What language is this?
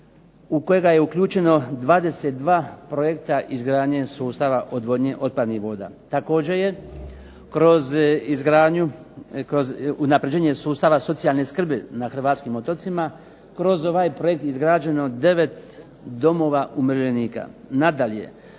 Croatian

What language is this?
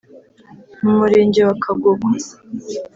Kinyarwanda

